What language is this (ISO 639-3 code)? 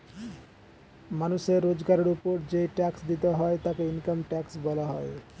ben